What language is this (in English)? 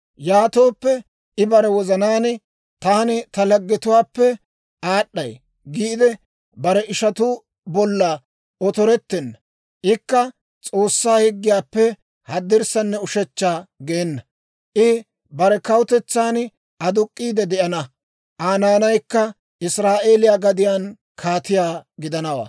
Dawro